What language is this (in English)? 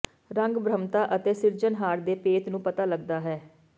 Punjabi